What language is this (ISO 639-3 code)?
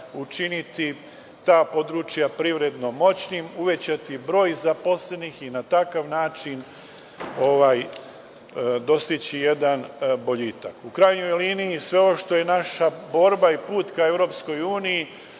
srp